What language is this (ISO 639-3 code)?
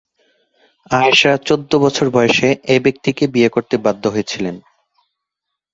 ben